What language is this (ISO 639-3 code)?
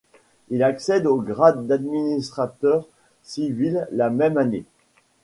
fra